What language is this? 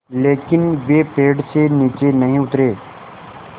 Hindi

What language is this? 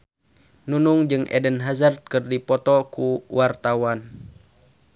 Sundanese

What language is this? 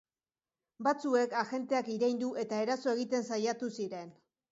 Basque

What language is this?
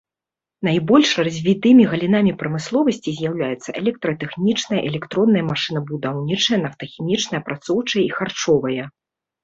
Belarusian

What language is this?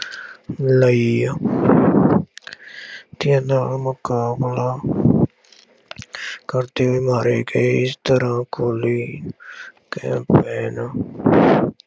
Punjabi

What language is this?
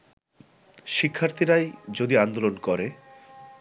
Bangla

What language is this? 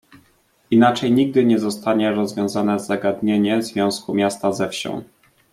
Polish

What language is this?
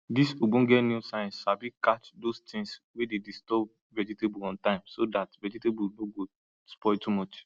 Nigerian Pidgin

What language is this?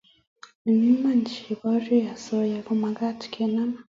Kalenjin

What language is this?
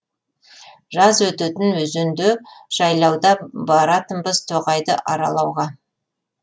Kazakh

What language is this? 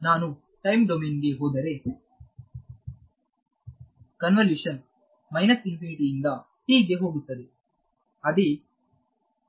Kannada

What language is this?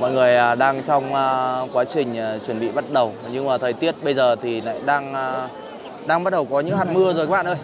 Vietnamese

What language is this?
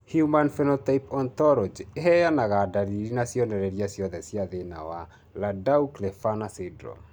Kikuyu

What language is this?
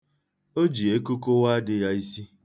Igbo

